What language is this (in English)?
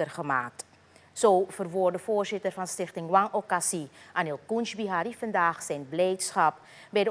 Dutch